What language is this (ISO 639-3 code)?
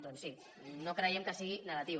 cat